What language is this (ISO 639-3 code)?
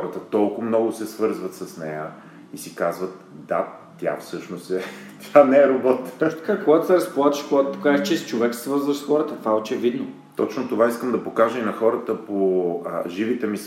bul